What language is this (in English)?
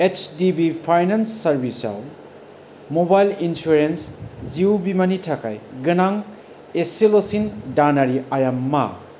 Bodo